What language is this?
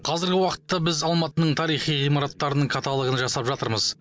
Kazakh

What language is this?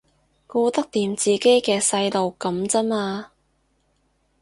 Cantonese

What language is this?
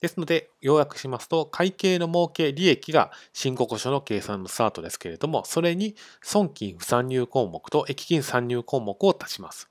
Japanese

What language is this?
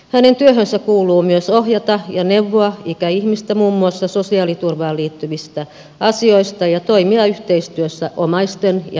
Finnish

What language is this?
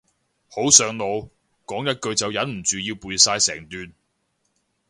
Cantonese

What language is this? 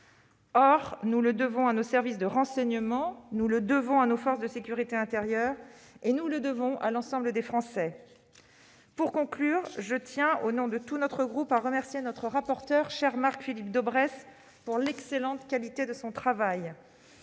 French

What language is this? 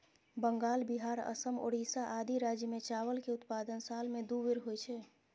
Maithili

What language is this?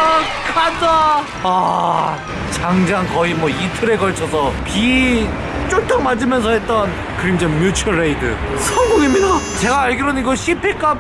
Korean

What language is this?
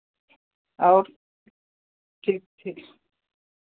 Hindi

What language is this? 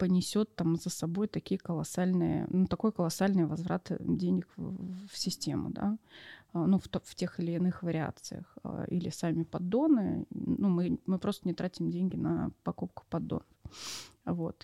Russian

